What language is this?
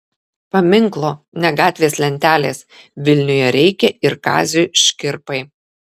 Lithuanian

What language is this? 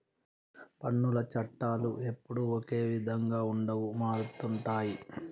Telugu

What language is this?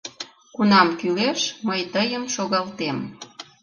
Mari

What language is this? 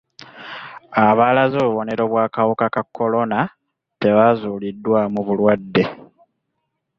Ganda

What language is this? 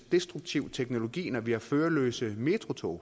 Danish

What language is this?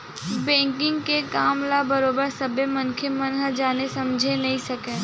Chhattisgarhi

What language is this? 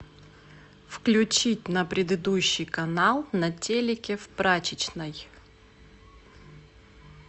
Russian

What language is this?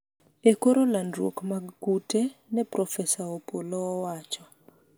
Luo (Kenya and Tanzania)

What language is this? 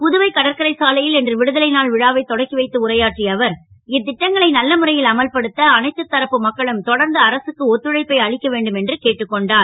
Tamil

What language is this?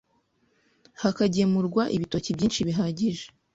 Kinyarwanda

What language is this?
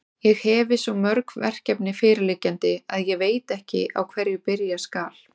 Icelandic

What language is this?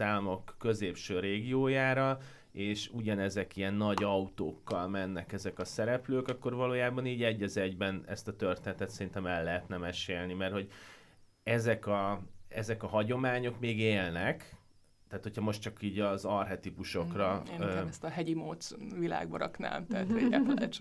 Hungarian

